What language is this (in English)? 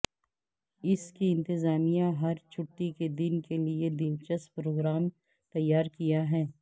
Urdu